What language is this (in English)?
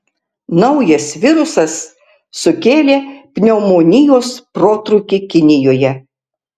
Lithuanian